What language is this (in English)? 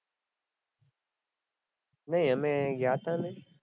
Gujarati